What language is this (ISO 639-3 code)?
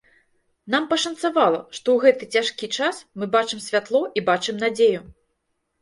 bel